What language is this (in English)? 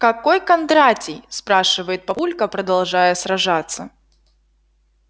Russian